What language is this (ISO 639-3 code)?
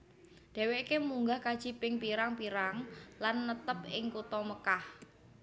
jav